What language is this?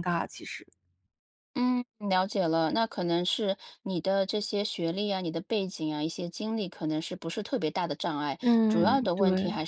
Chinese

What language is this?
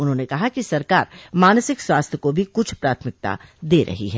Hindi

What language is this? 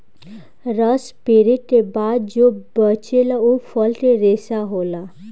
Bhojpuri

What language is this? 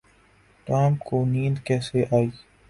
Urdu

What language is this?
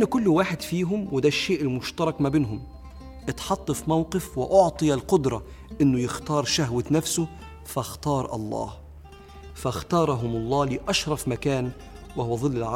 Arabic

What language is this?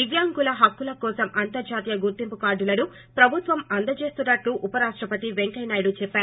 Telugu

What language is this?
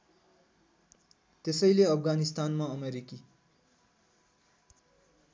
Nepali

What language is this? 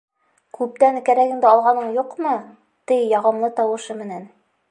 Bashkir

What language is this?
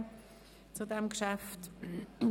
Swiss German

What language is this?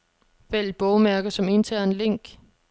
Danish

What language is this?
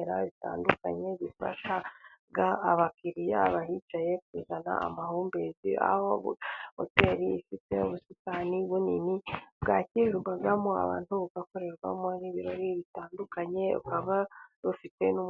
Kinyarwanda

